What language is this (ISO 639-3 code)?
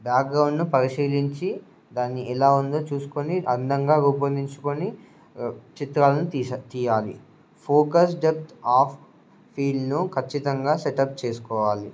tel